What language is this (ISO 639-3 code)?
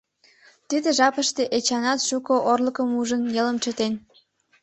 chm